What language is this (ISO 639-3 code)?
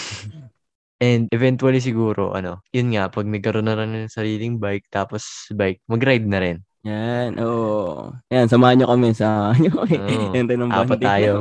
fil